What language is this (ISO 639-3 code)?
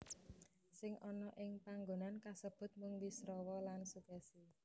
jav